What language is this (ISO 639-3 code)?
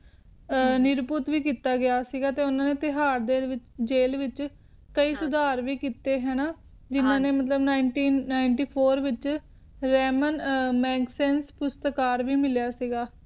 pan